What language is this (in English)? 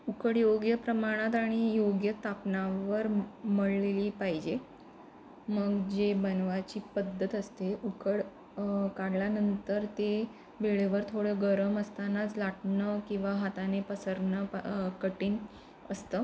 Marathi